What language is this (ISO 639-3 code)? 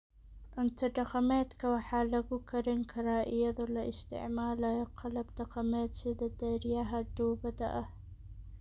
som